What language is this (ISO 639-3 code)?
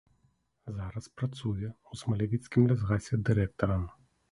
bel